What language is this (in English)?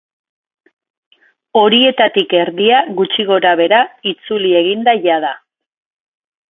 Basque